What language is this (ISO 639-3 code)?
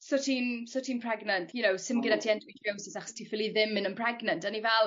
cym